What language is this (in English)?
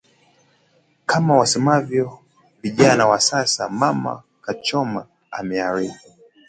Swahili